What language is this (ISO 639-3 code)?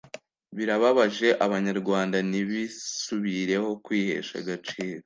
kin